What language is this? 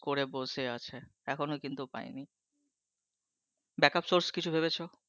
Bangla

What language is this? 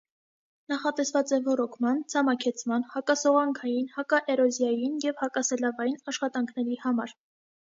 Armenian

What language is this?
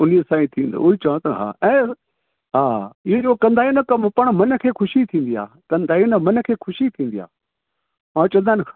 Sindhi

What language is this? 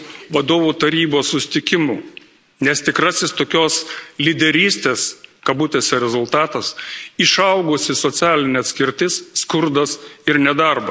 Lithuanian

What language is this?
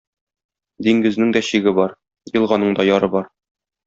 Tatar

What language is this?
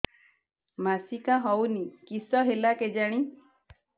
Odia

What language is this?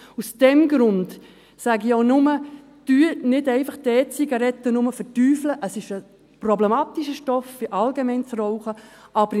Swiss German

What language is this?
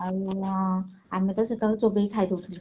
Odia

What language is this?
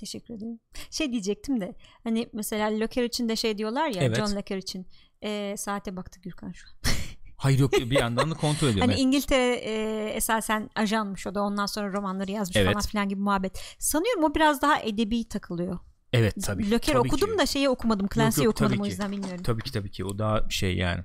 Turkish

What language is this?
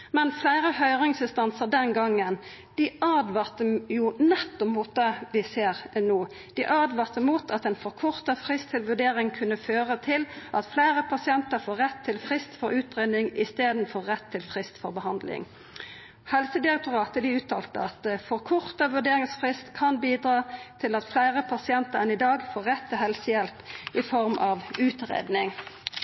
Norwegian Nynorsk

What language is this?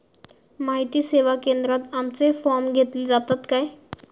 Marathi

